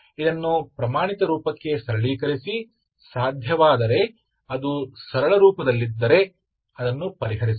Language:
Kannada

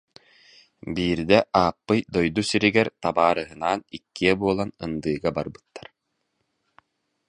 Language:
Yakut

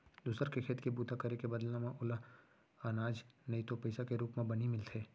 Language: Chhattisgarhi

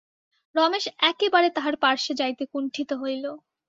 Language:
Bangla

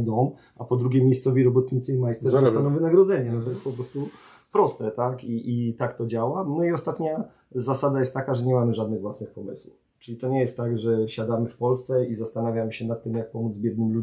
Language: Polish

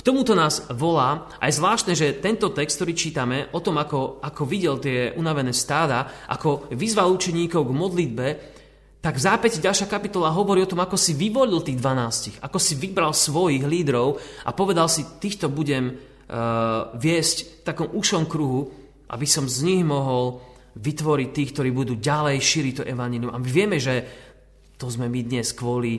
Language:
Slovak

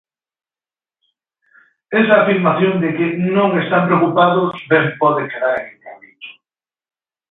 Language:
Galician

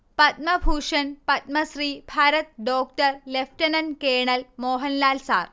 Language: Malayalam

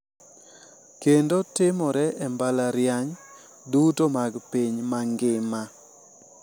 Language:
Luo (Kenya and Tanzania)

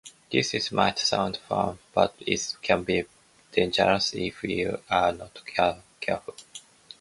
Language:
English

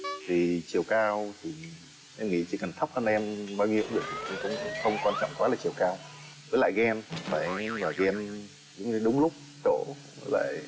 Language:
Vietnamese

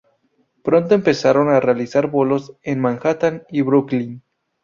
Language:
Spanish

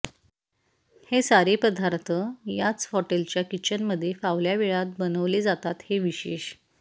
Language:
Marathi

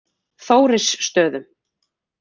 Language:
Icelandic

